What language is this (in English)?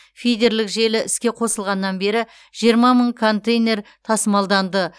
Kazakh